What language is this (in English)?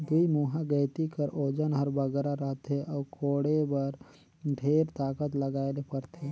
Chhattisgarhi